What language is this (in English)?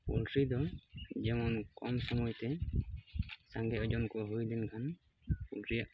Santali